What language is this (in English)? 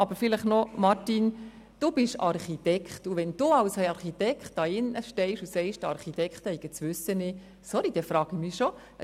Swiss German